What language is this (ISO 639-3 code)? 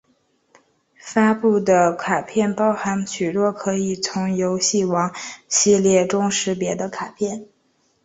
zho